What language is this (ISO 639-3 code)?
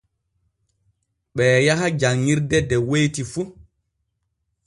fue